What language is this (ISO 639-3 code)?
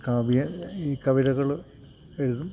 mal